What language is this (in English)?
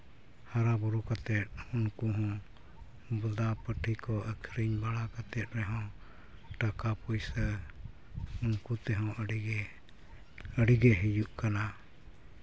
Santali